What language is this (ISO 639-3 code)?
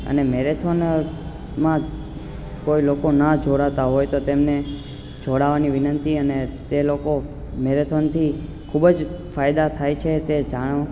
guj